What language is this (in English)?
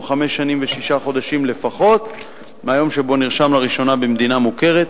Hebrew